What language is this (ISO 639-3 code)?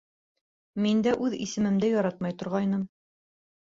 bak